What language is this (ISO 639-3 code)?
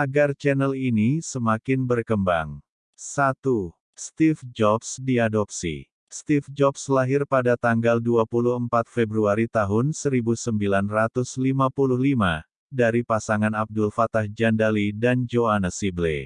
ind